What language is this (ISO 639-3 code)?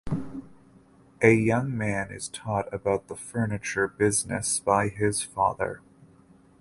eng